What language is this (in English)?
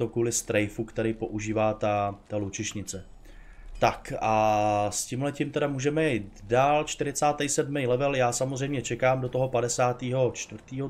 Czech